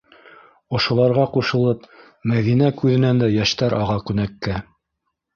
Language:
Bashkir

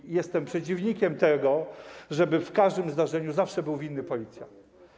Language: Polish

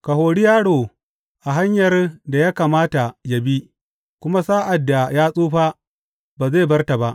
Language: Hausa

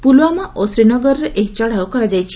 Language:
Odia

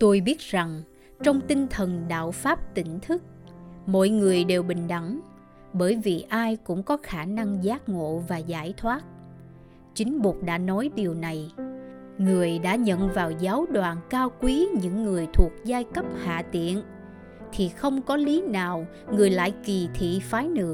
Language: Vietnamese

